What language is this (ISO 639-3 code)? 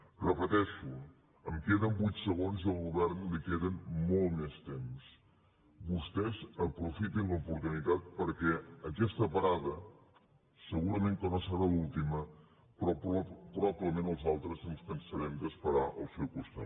cat